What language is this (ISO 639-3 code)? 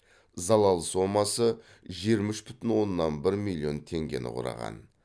kaz